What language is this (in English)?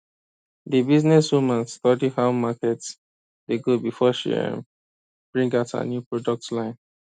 Nigerian Pidgin